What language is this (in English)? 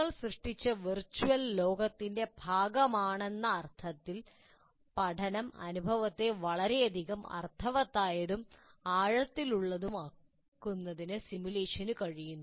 Malayalam